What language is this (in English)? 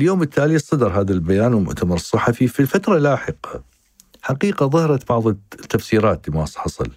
Arabic